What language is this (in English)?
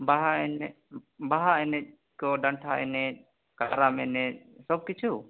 Santali